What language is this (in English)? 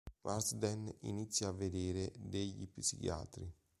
Italian